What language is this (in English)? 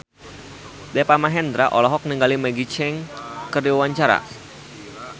Sundanese